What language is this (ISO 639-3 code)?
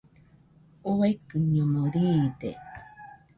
hux